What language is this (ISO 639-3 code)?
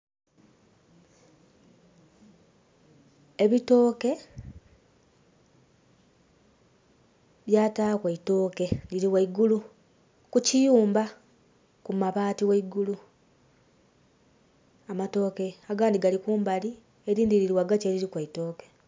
xog